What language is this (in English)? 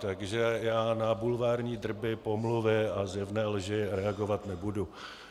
Czech